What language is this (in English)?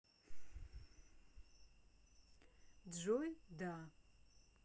Russian